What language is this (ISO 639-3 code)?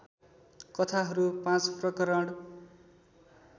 nep